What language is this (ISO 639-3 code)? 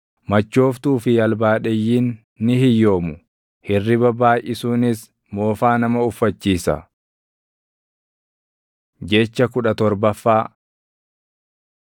orm